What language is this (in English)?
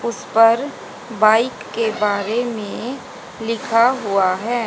Hindi